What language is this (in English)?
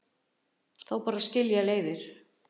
Icelandic